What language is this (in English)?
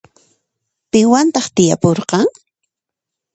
Puno Quechua